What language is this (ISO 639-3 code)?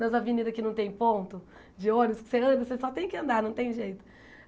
por